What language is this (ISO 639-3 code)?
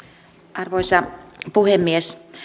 fin